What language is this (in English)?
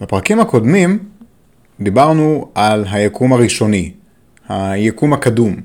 Hebrew